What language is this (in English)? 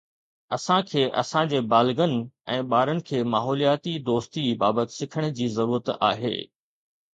Sindhi